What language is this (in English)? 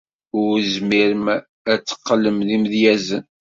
Kabyle